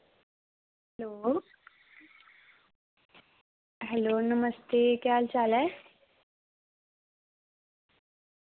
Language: Dogri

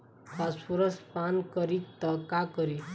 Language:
Bhojpuri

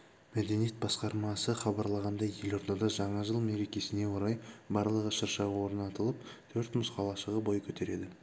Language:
Kazakh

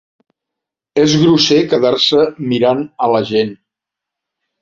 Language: Catalan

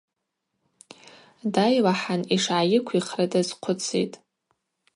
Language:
Abaza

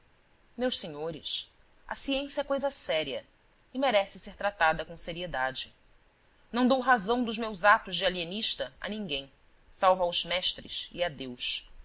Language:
Portuguese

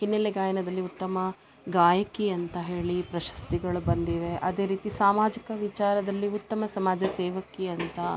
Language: Kannada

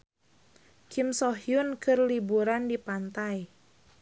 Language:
Sundanese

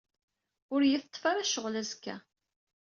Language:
Kabyle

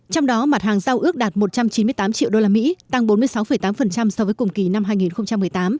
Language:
Vietnamese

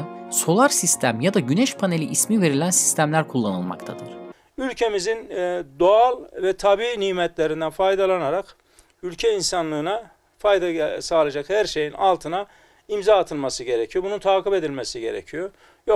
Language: Turkish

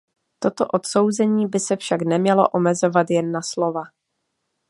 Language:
Czech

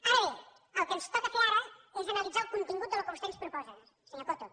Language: Catalan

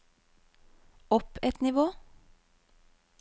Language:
Norwegian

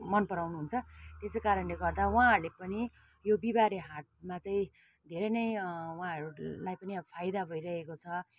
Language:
Nepali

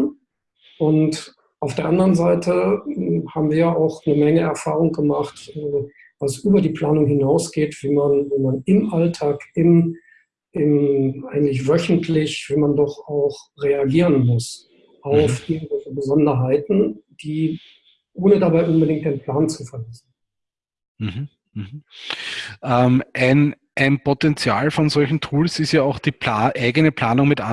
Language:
German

